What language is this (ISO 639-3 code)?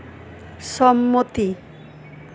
ben